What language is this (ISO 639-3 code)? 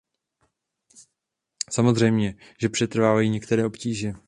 ces